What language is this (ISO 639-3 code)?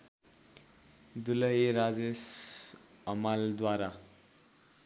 nep